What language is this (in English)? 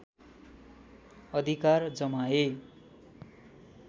Nepali